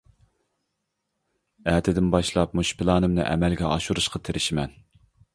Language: Uyghur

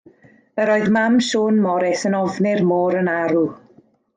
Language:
Welsh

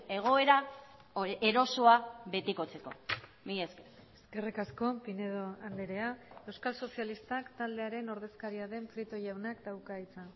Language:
Basque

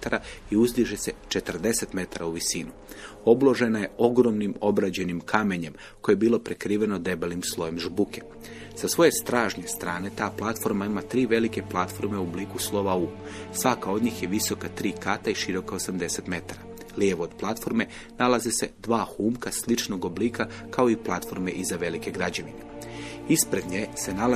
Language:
Croatian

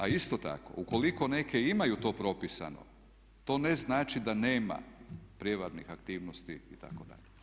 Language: Croatian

